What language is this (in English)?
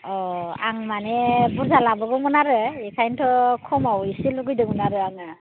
Bodo